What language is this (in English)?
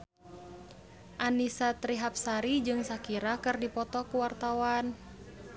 Sundanese